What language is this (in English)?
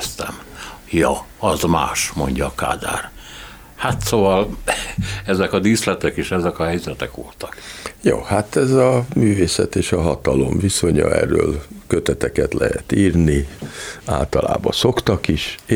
Hungarian